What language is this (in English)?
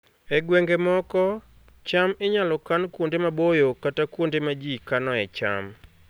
Luo (Kenya and Tanzania)